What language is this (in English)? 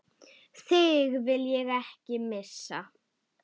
Icelandic